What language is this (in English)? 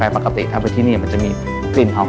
Thai